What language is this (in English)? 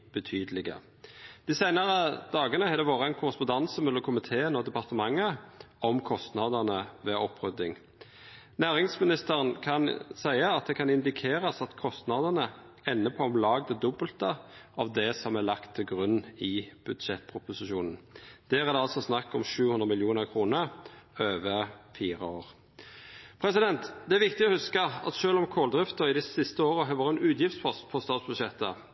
Norwegian Nynorsk